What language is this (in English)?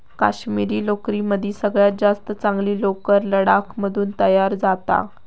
Marathi